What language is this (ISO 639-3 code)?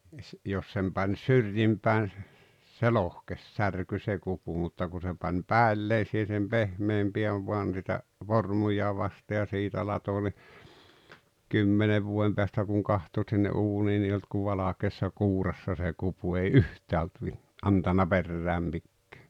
fin